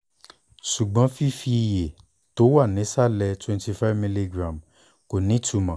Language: Yoruba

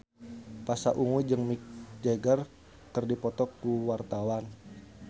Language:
Sundanese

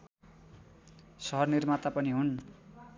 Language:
Nepali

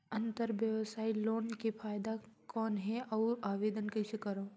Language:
Chhattisgarhi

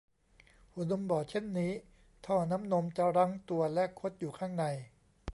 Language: Thai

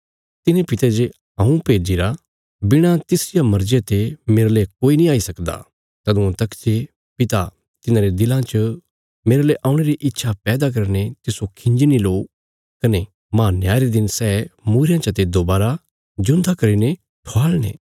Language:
Bilaspuri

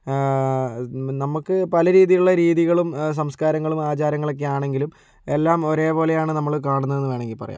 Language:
Malayalam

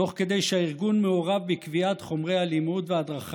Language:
Hebrew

